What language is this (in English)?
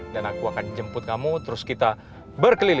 Indonesian